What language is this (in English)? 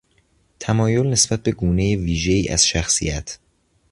Persian